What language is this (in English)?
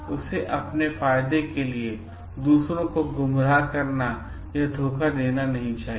Hindi